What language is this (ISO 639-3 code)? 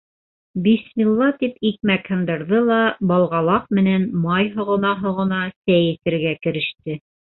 bak